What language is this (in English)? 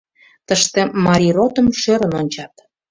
Mari